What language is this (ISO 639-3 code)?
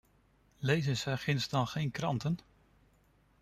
nld